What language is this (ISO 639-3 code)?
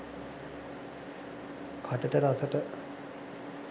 sin